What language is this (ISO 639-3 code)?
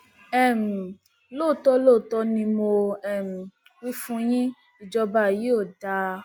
yor